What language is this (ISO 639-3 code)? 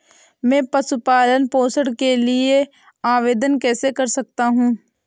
hin